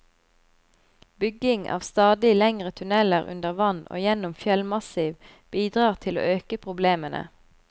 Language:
Norwegian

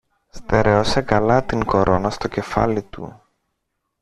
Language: Greek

